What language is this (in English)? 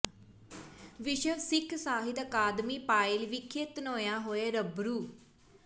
Punjabi